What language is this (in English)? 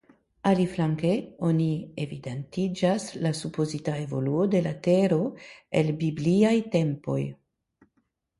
Esperanto